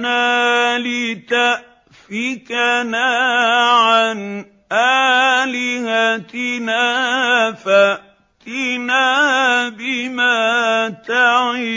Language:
Arabic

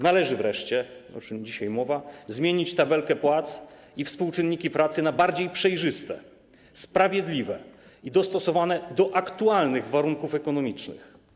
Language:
Polish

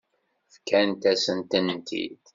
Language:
Kabyle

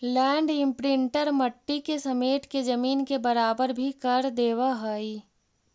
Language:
Magahi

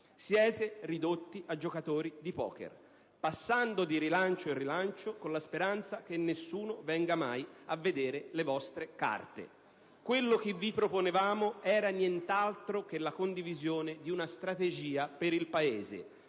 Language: Italian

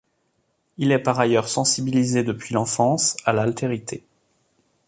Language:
French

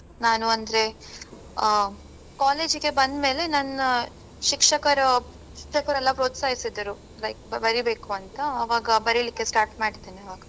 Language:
Kannada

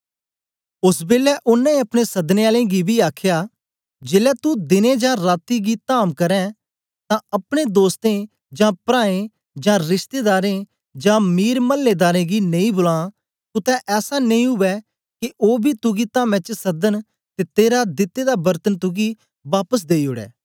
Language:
Dogri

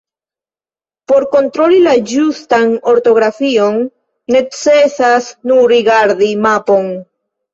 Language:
Esperanto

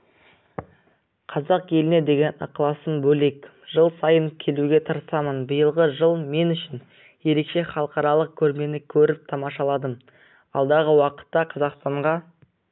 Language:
Kazakh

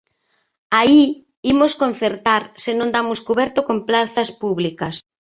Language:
Galician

